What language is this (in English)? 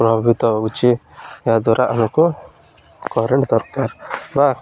Odia